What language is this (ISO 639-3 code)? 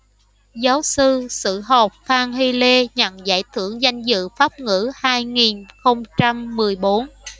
vie